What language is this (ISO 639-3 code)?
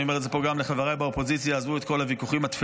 heb